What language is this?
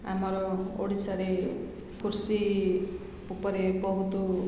Odia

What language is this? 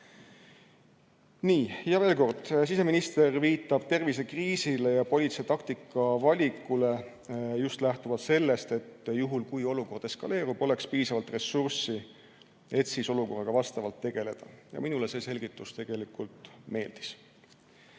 Estonian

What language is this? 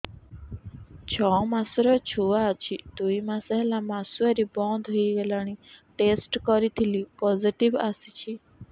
Odia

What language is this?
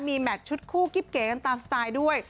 Thai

